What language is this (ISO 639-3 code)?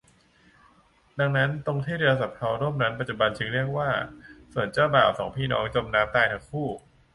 tha